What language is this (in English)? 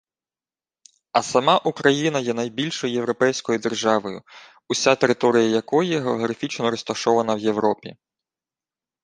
Ukrainian